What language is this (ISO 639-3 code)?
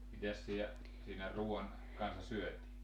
fin